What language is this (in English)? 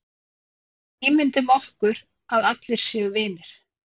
Icelandic